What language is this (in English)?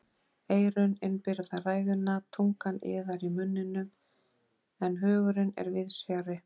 Icelandic